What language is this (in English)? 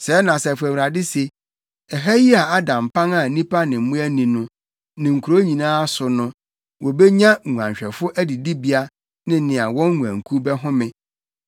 Akan